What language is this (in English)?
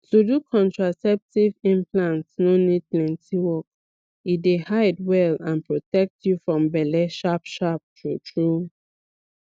Nigerian Pidgin